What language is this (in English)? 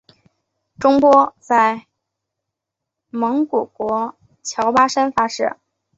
Chinese